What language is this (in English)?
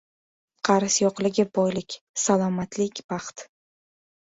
Uzbek